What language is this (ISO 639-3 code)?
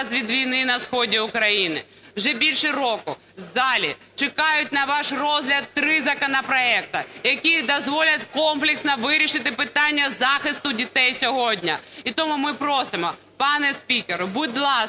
ukr